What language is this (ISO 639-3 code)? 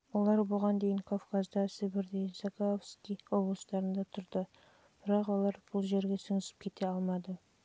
kaz